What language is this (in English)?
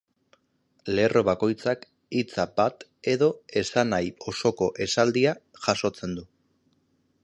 Basque